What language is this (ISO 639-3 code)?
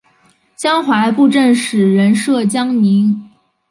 zho